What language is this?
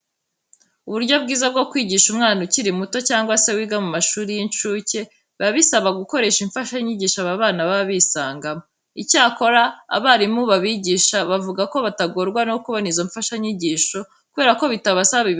Kinyarwanda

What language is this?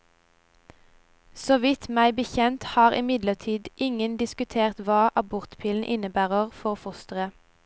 Norwegian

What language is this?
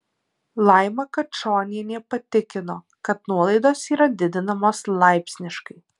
Lithuanian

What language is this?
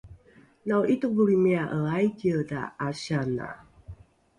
Rukai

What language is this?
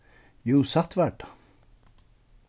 Faroese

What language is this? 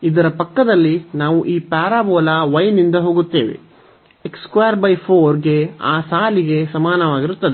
Kannada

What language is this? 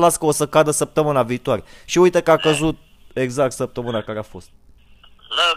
Romanian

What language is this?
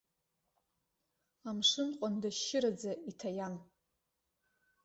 Abkhazian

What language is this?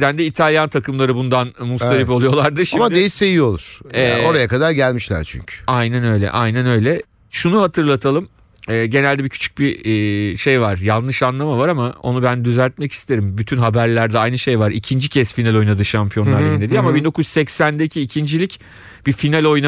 Turkish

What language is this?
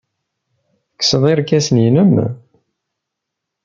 Kabyle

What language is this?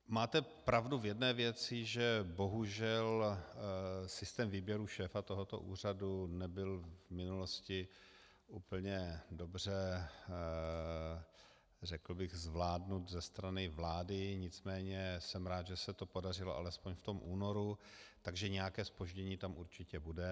Czech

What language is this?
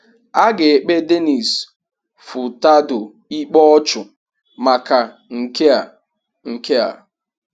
Igbo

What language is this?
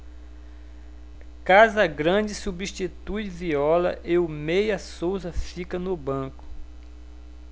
Portuguese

